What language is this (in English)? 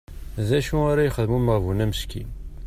Kabyle